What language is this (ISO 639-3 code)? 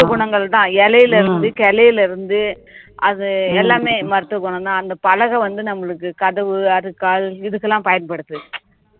tam